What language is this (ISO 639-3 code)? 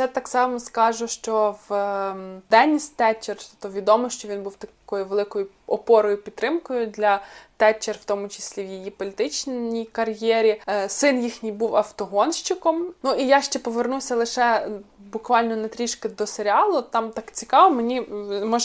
ukr